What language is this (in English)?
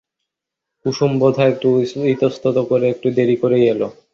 Bangla